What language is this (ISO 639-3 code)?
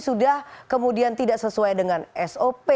ind